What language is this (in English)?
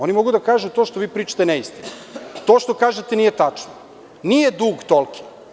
Serbian